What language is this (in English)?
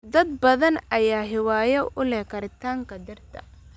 Somali